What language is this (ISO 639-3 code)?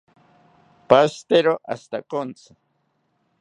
cpy